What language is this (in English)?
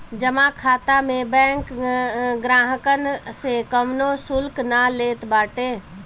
Bhojpuri